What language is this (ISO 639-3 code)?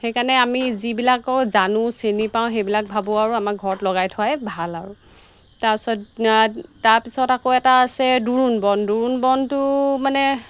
asm